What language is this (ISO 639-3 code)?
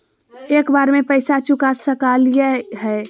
mag